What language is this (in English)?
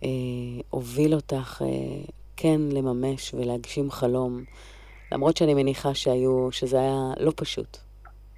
Hebrew